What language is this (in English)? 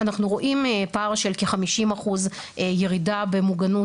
Hebrew